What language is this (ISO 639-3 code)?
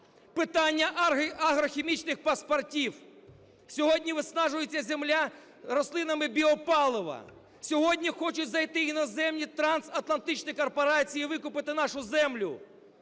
ukr